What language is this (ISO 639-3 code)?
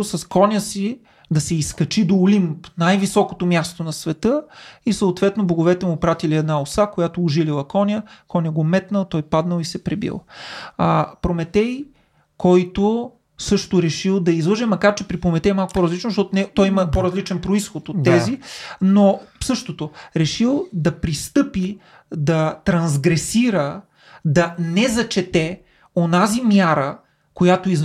bul